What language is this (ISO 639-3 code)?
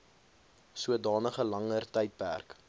afr